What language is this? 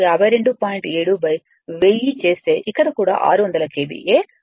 Telugu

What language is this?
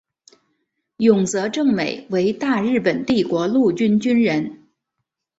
Chinese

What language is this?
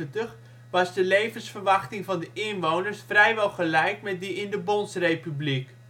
Dutch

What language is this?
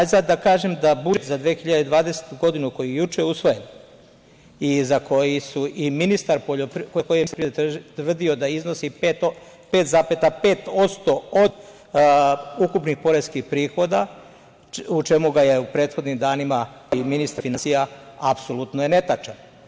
Serbian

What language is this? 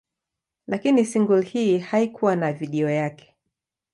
Swahili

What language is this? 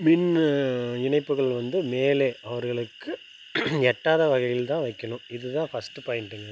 Tamil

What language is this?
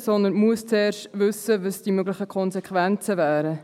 Swiss German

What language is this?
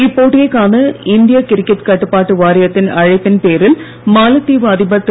Tamil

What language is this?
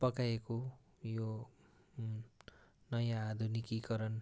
Nepali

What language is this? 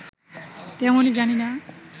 Bangla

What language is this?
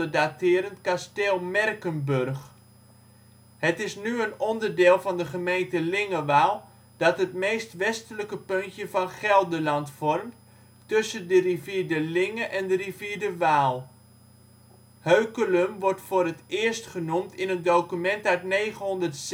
Dutch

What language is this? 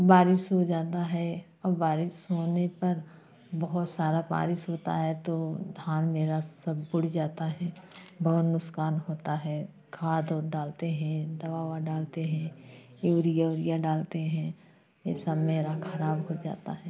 Hindi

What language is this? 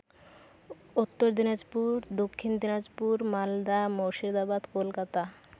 Santali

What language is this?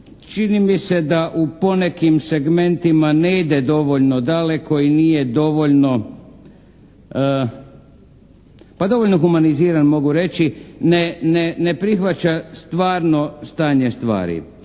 Croatian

